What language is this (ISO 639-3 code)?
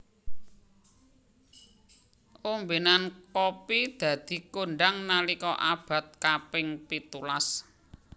jav